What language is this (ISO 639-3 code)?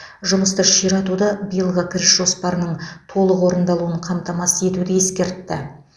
kaz